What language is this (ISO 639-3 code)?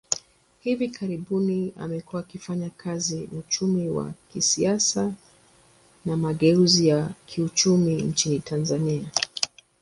swa